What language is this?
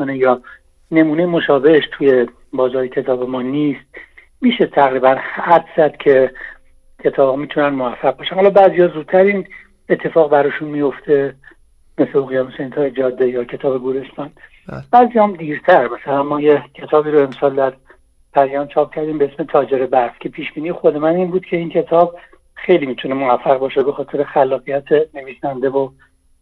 Persian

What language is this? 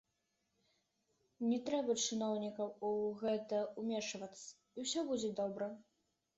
Belarusian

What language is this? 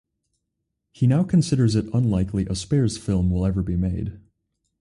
English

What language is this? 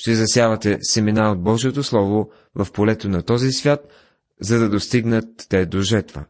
Bulgarian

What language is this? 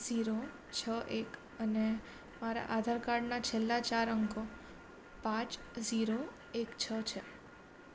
Gujarati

